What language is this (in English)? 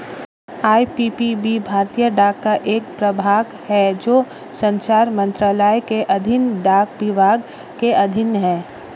Hindi